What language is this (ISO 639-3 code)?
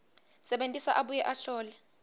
ssw